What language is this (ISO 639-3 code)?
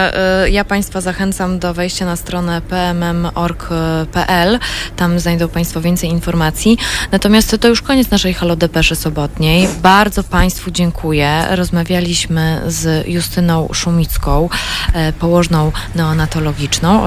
pol